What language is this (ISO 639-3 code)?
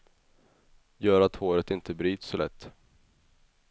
swe